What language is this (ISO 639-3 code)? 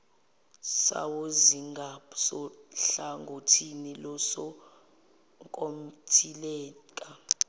zul